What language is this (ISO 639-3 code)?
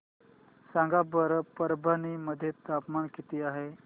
mar